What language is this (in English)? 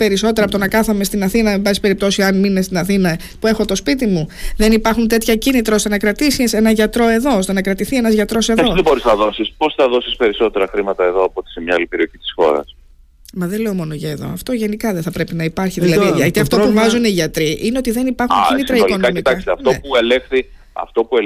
Greek